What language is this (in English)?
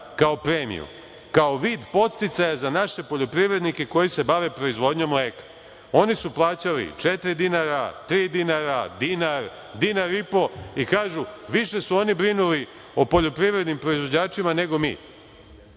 Serbian